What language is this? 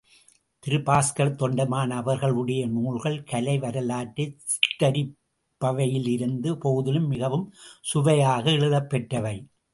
Tamil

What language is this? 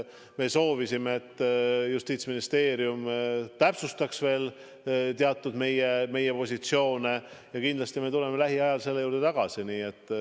Estonian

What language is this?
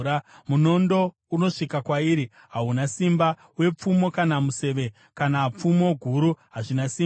Shona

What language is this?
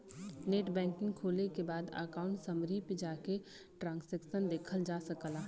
Bhojpuri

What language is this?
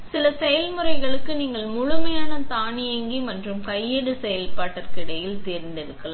Tamil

